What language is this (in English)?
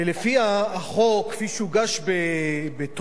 Hebrew